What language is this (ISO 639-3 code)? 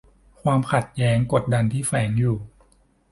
tha